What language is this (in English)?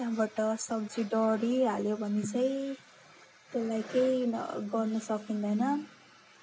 Nepali